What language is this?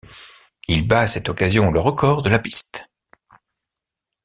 French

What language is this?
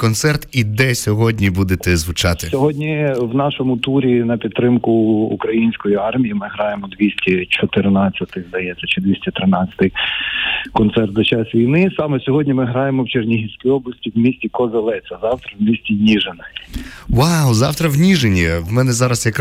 Ukrainian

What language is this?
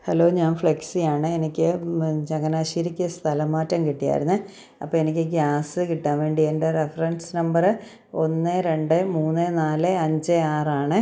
Malayalam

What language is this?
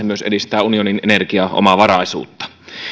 Finnish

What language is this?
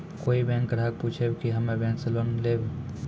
Maithili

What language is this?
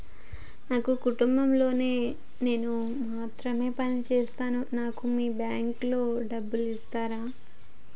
Telugu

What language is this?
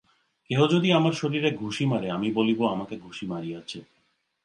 Bangla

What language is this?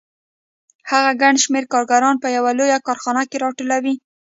Pashto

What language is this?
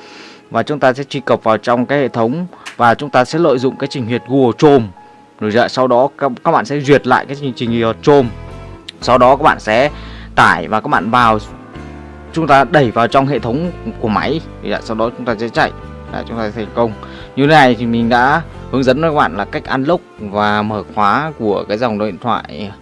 Vietnamese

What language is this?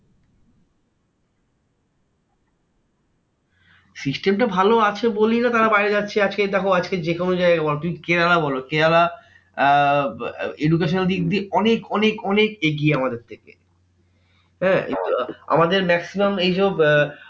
Bangla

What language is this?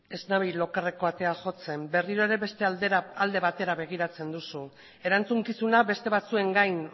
Basque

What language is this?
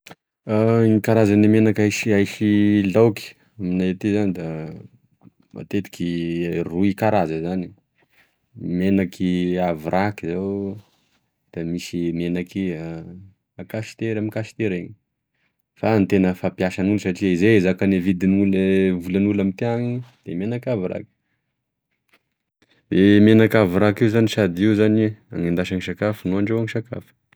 Tesaka Malagasy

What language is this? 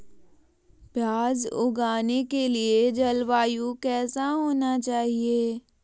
Magahi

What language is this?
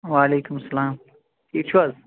Kashmiri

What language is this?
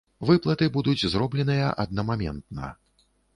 Belarusian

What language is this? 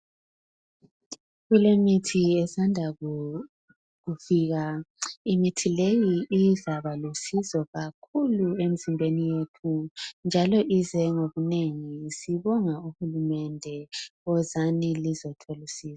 North Ndebele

